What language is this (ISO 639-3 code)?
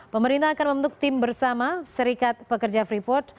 ind